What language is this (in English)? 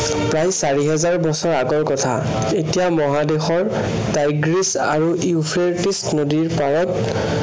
Assamese